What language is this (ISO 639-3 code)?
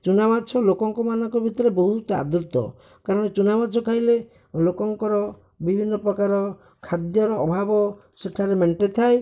ori